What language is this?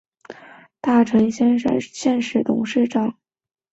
Chinese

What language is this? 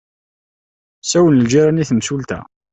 Kabyle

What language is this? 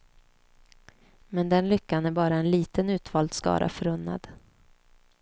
Swedish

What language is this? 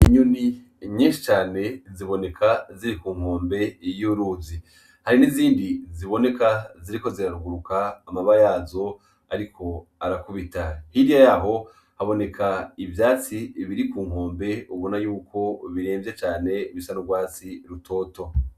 Rundi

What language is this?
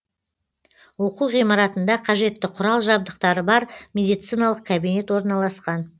Kazakh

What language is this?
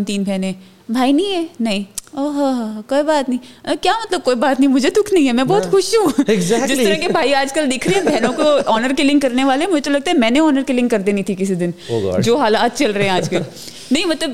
Urdu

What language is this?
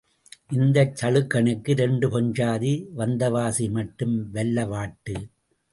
Tamil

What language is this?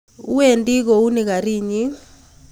Kalenjin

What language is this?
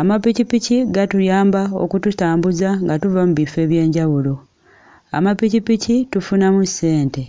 Ganda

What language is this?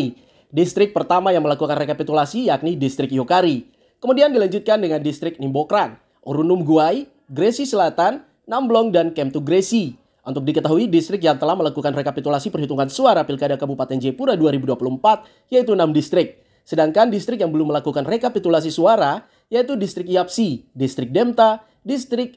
Indonesian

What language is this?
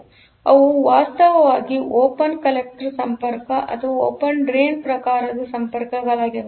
Kannada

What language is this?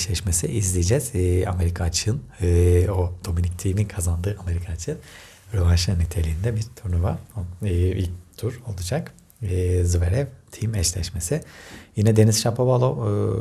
Turkish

